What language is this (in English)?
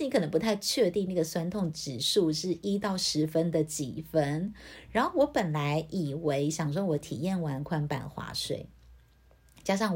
Chinese